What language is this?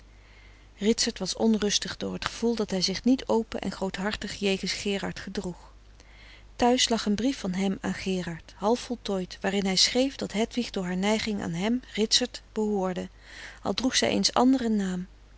Dutch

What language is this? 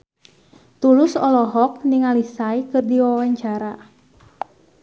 Sundanese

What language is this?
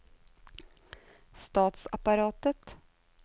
Norwegian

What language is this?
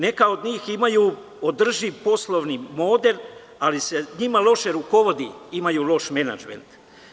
Serbian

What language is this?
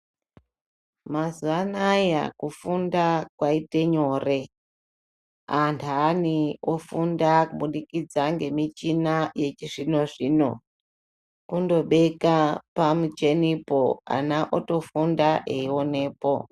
Ndau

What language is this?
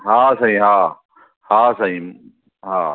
Sindhi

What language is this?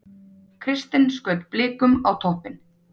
Icelandic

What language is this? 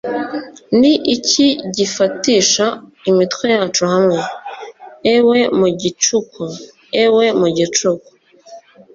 Kinyarwanda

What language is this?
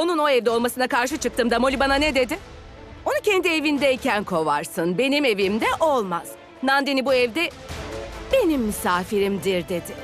Turkish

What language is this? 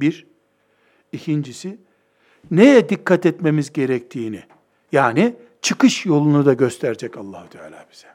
Turkish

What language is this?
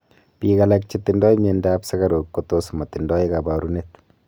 Kalenjin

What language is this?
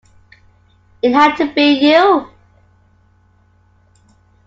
English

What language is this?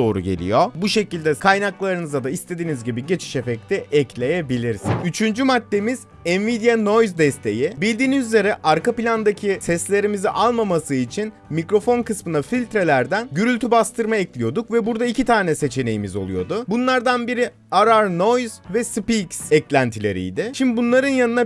Turkish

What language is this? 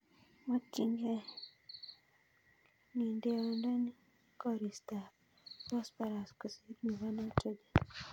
Kalenjin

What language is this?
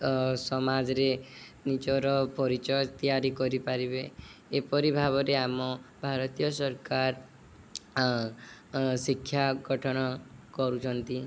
Odia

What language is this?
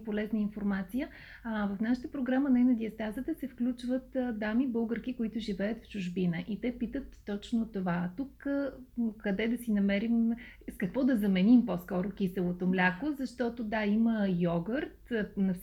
Bulgarian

